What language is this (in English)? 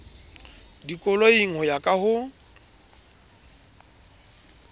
Southern Sotho